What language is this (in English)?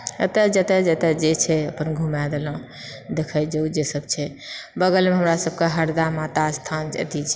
Maithili